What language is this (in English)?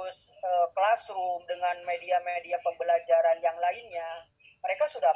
Indonesian